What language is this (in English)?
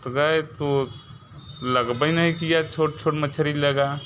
Hindi